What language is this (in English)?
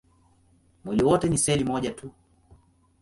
Swahili